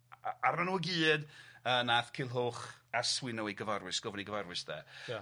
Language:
Welsh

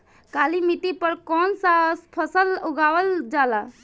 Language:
Bhojpuri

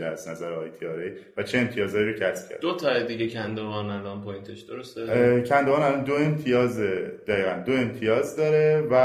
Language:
Persian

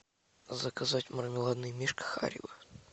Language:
Russian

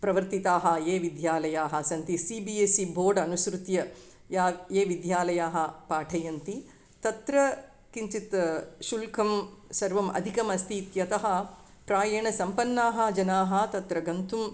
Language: Sanskrit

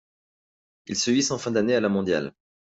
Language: French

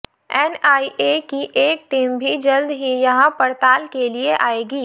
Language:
Hindi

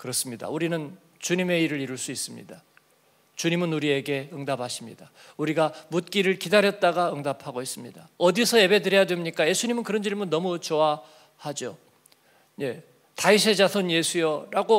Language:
Korean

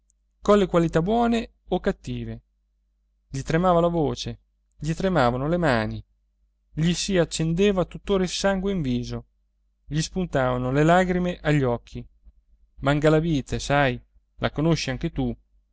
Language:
Italian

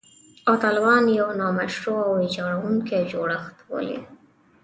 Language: Pashto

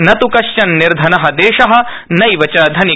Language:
Sanskrit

